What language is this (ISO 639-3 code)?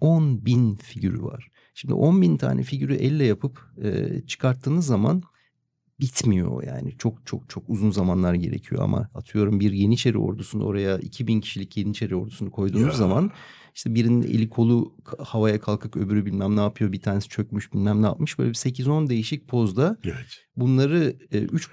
tur